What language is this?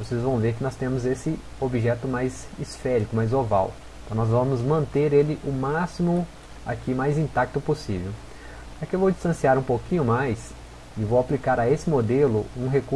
Portuguese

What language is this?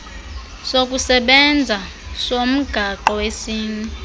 Xhosa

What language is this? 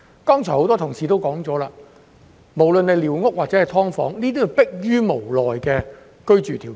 Cantonese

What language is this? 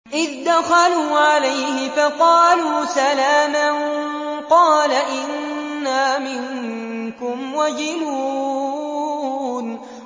Arabic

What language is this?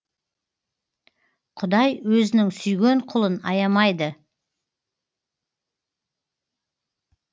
Kazakh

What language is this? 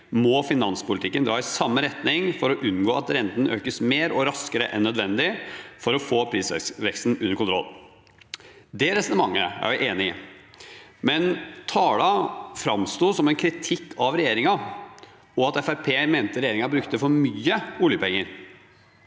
Norwegian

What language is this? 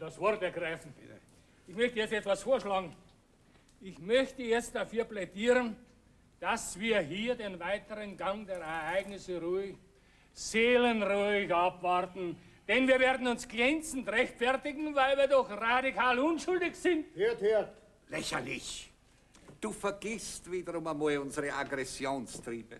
German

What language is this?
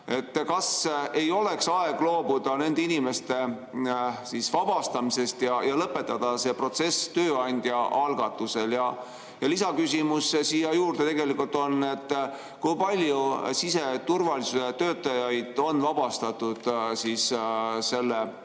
Estonian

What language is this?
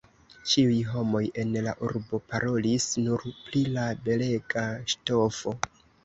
Esperanto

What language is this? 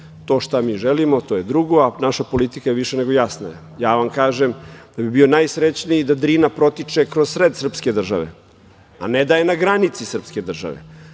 Serbian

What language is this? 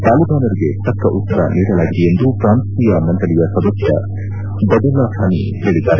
Kannada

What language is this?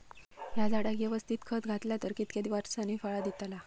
Marathi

